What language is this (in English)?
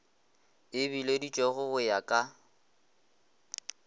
Northern Sotho